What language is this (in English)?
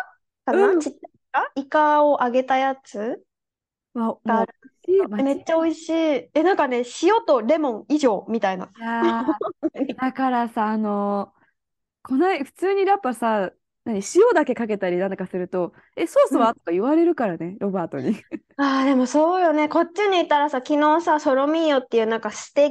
Japanese